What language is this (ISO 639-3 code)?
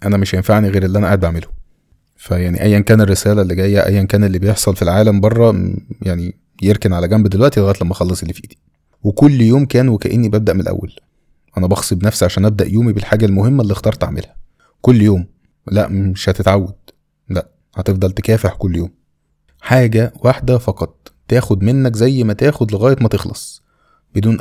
ara